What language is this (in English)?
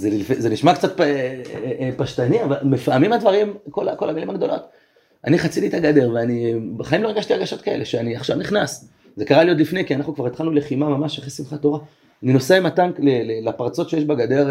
Hebrew